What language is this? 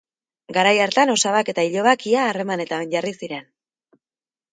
Basque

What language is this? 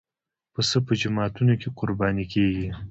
Pashto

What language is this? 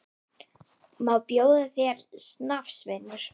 Icelandic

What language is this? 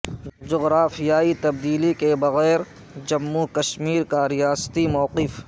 Urdu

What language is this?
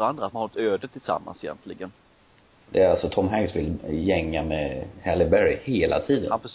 Swedish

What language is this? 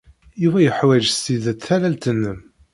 Kabyle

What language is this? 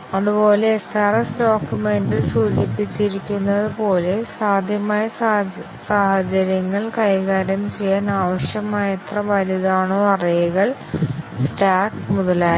Malayalam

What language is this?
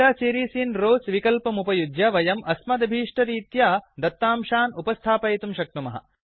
Sanskrit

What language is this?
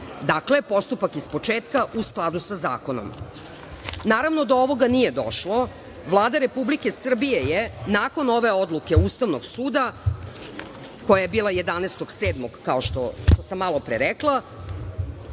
Serbian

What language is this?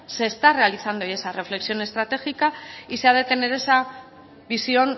Spanish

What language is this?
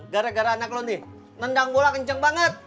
Indonesian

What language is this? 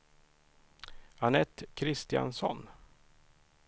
Swedish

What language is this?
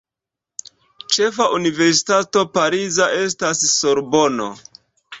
Esperanto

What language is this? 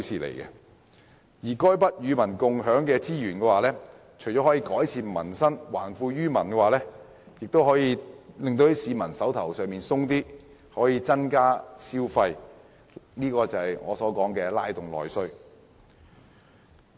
Cantonese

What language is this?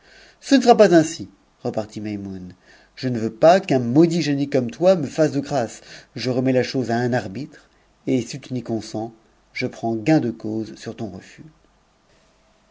French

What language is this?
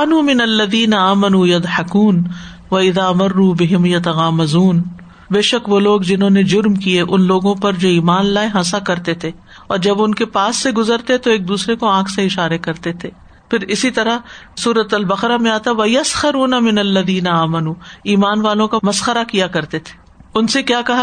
Urdu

